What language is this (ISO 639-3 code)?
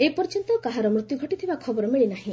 ori